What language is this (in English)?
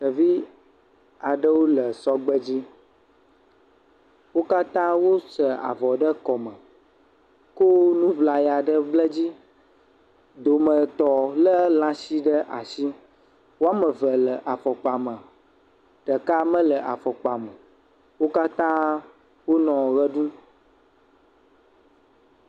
Ewe